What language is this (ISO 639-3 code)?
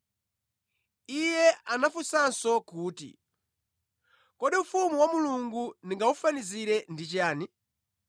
nya